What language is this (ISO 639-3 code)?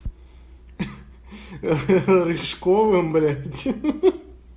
rus